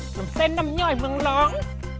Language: Thai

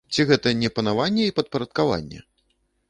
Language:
Belarusian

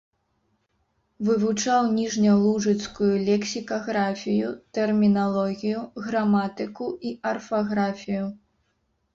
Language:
Belarusian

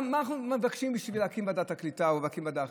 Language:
Hebrew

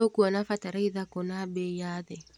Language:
Kikuyu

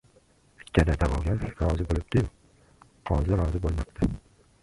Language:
Uzbek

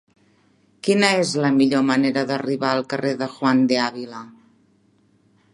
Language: Catalan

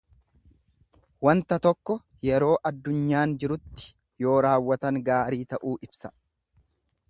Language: Oromo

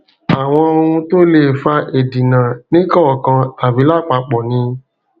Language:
Yoruba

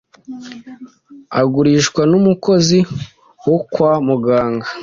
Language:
Kinyarwanda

